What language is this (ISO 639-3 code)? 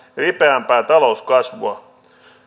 fin